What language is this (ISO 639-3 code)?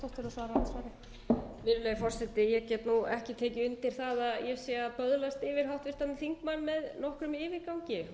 isl